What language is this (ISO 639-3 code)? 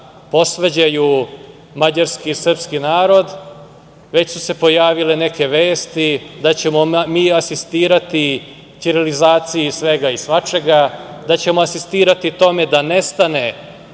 srp